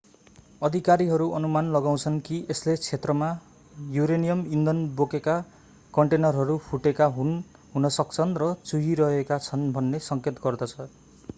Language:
Nepali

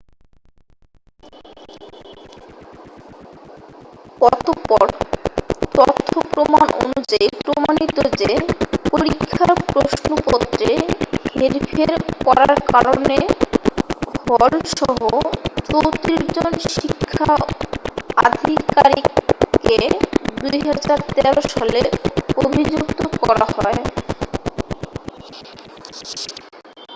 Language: Bangla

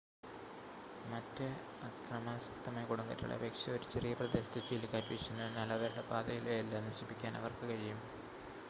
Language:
Malayalam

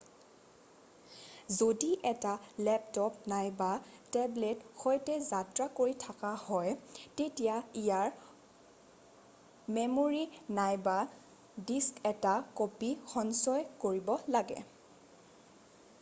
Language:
Assamese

